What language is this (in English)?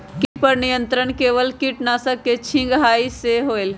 Magahi